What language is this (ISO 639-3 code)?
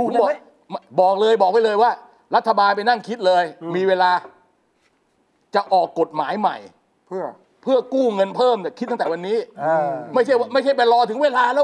tha